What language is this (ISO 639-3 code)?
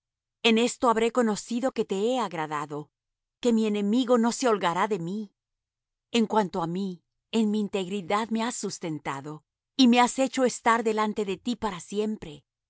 spa